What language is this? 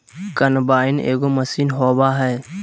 Magahi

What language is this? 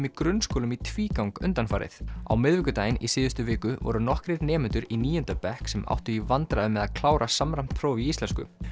Icelandic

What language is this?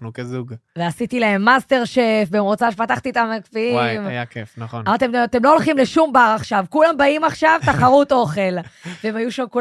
Hebrew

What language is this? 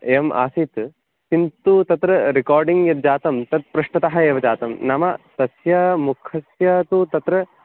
Sanskrit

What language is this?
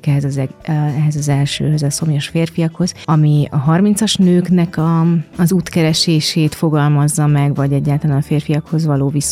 Hungarian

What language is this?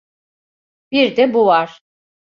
Turkish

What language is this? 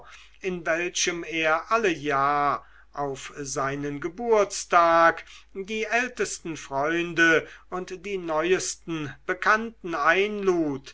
German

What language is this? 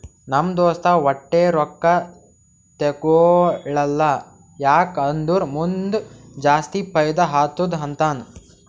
Kannada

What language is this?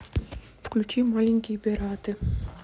Russian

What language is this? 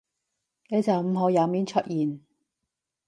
Cantonese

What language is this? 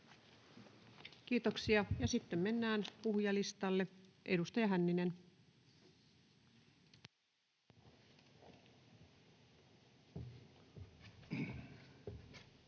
Finnish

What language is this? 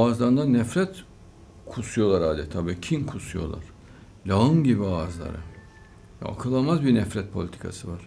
Turkish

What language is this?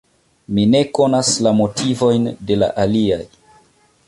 Esperanto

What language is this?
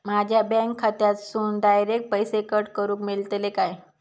Marathi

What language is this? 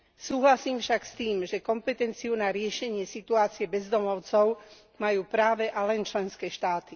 Slovak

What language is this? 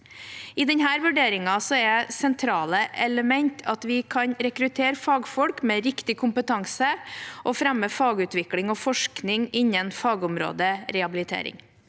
Norwegian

